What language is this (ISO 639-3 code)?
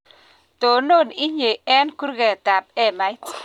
kln